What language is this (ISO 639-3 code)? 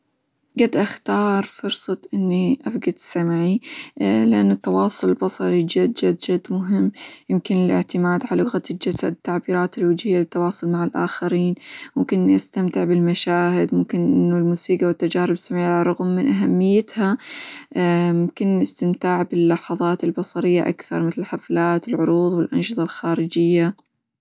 acw